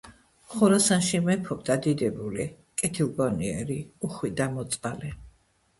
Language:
Georgian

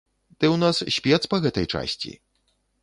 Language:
Belarusian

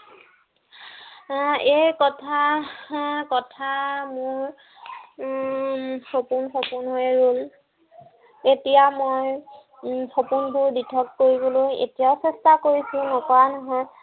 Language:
Assamese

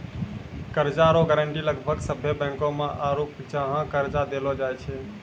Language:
Maithili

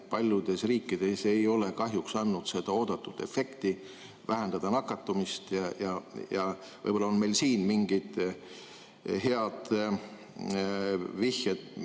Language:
Estonian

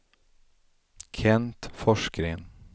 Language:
Swedish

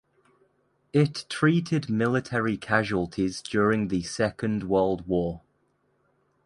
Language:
English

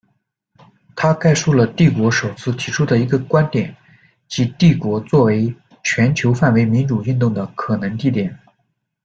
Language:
Chinese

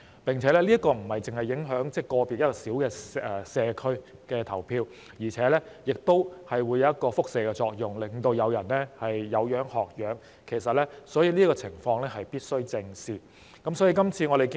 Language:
Cantonese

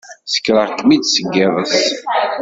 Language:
Kabyle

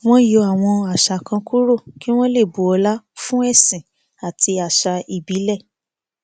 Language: Yoruba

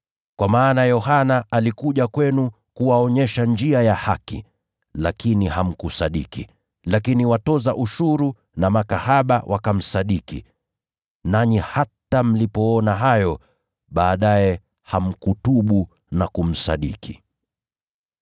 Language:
Swahili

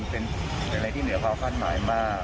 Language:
Thai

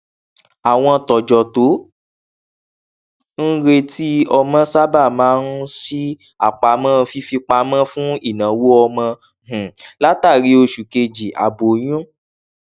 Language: Yoruba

